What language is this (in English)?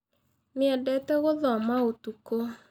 Kikuyu